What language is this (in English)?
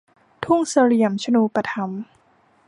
Thai